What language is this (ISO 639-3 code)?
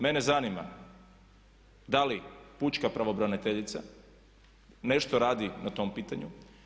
hrv